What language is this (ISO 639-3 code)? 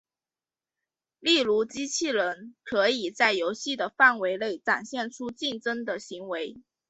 zho